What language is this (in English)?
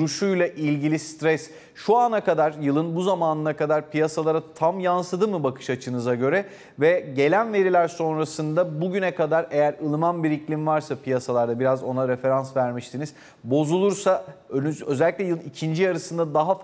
Turkish